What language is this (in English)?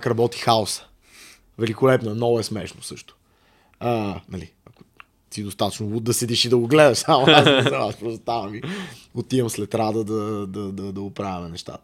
Bulgarian